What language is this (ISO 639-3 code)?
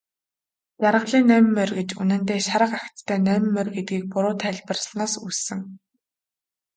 mon